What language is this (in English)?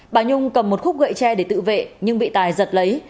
Vietnamese